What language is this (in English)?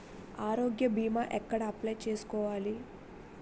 Telugu